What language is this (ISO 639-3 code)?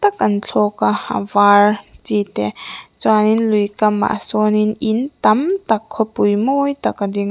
lus